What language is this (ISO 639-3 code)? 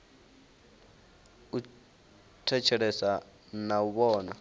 ven